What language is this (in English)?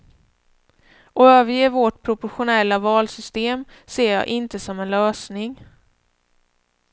Swedish